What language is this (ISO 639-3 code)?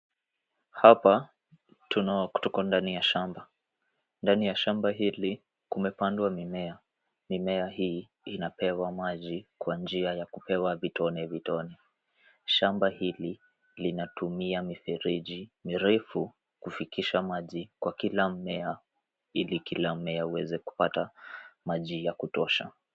swa